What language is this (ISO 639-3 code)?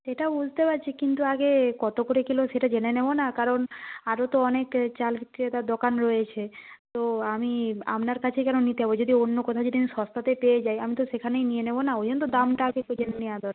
ben